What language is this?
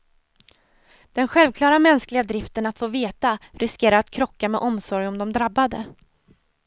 Swedish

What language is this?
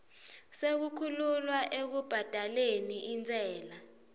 Swati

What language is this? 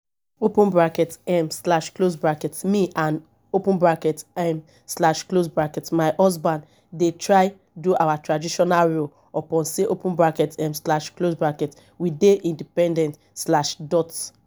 Nigerian Pidgin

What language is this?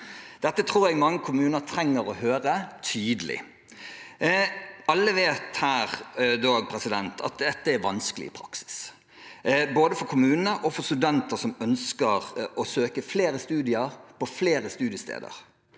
Norwegian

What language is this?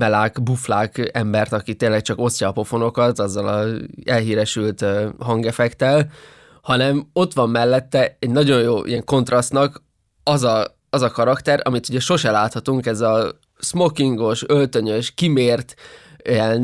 Hungarian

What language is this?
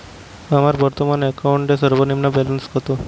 Bangla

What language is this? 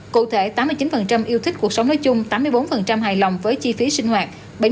Vietnamese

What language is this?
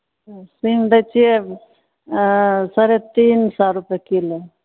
Maithili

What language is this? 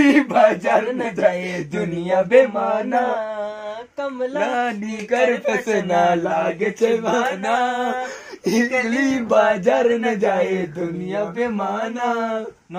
Hindi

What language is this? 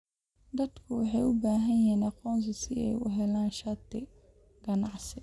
Somali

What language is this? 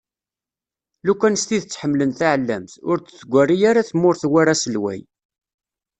Kabyle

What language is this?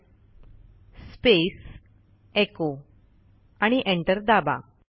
Marathi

